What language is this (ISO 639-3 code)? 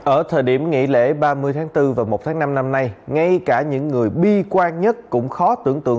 vie